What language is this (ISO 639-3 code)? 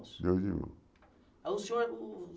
por